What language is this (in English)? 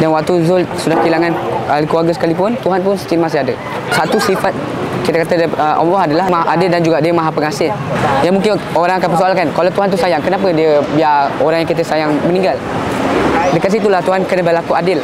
Malay